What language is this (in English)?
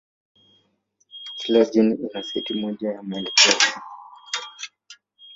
Swahili